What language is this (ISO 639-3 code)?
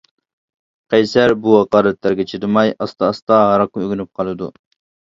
uig